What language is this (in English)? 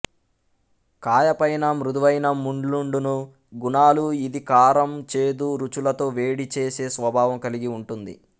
Telugu